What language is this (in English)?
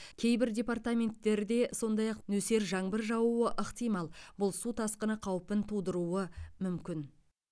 Kazakh